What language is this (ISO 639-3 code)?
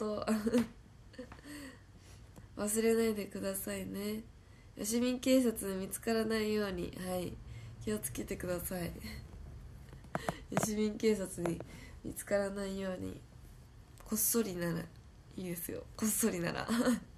jpn